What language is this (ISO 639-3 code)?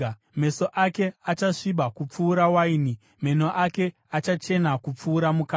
sna